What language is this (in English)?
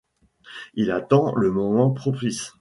French